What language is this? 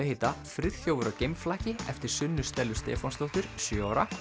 Icelandic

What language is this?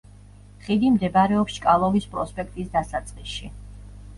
Georgian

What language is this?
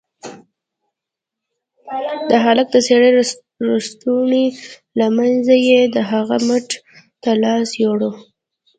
Pashto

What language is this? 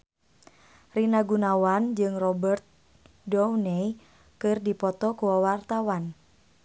Sundanese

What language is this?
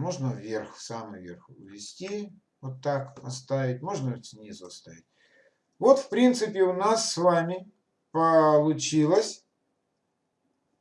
Russian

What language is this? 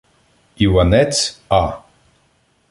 Ukrainian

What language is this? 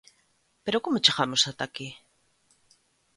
Galician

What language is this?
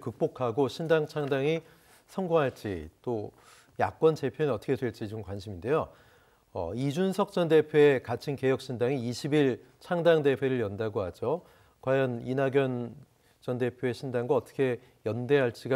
Korean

